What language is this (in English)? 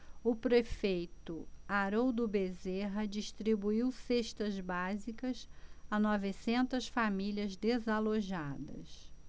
Portuguese